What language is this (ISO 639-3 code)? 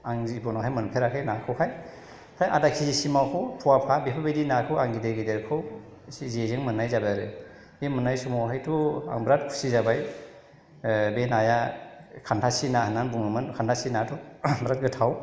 brx